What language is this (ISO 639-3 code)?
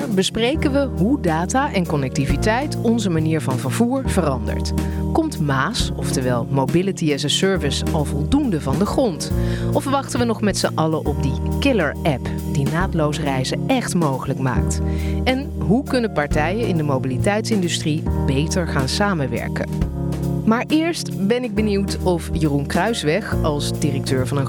nld